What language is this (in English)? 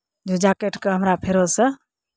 Maithili